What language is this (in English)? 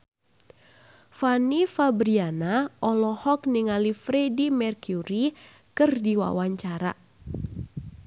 Sundanese